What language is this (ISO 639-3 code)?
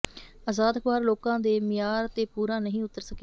pan